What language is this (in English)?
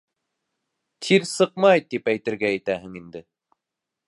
Bashkir